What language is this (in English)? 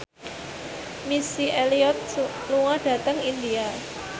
Javanese